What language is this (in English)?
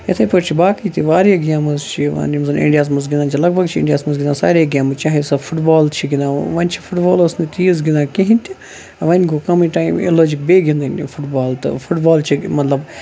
Kashmiri